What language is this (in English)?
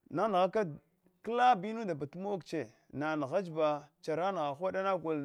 Hwana